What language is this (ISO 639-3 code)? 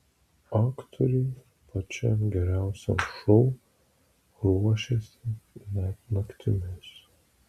lit